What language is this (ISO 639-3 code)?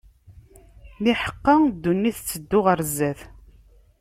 kab